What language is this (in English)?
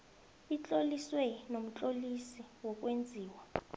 South Ndebele